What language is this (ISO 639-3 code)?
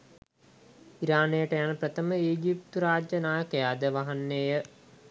sin